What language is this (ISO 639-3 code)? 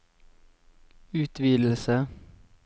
nor